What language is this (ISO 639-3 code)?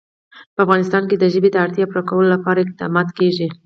pus